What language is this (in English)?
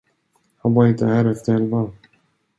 Swedish